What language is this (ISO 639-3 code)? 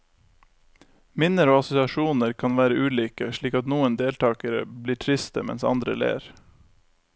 nor